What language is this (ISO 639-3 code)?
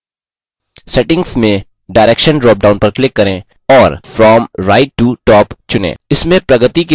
hin